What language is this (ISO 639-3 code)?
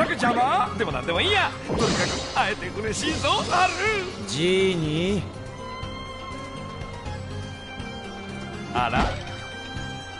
jpn